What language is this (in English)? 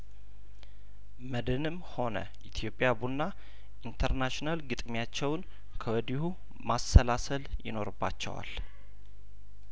Amharic